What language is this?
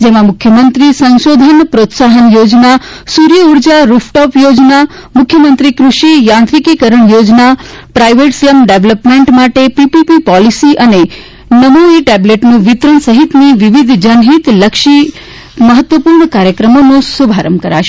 Gujarati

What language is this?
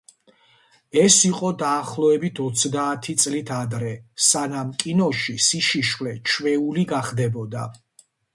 Georgian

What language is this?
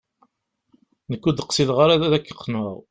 Kabyle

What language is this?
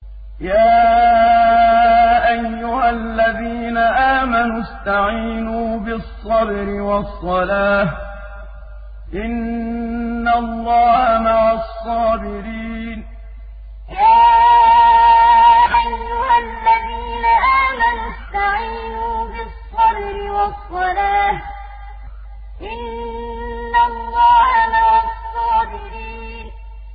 Arabic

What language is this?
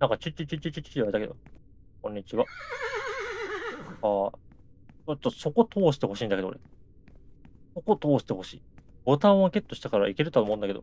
Japanese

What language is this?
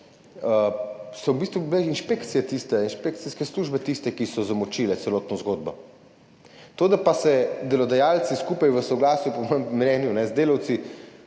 Slovenian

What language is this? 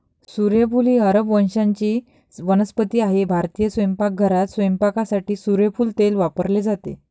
Marathi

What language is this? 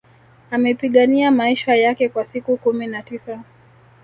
Swahili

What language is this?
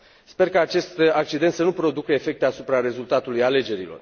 Romanian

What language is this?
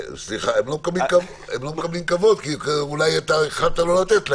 Hebrew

